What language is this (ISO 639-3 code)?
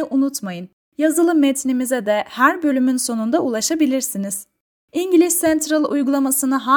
tur